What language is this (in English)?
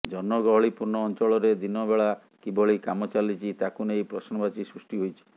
Odia